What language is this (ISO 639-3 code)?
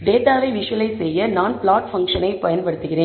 tam